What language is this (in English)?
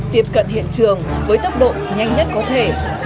Vietnamese